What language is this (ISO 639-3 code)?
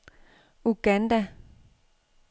dan